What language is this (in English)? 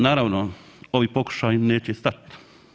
Croatian